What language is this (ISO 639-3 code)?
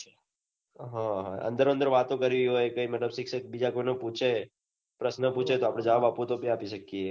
guj